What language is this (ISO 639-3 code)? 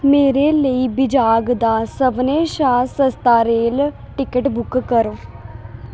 doi